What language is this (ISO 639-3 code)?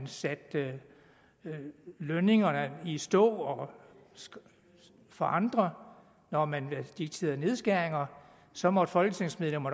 dan